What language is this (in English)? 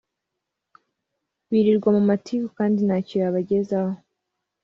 Kinyarwanda